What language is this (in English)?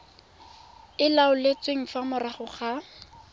Tswana